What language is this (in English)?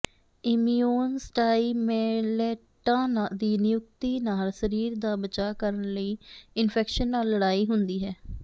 Punjabi